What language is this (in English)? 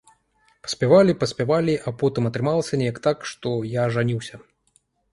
Belarusian